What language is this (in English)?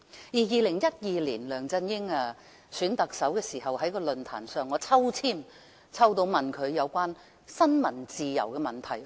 Cantonese